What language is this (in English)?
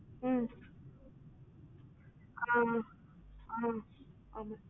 Tamil